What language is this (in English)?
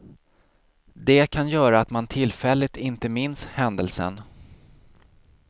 Swedish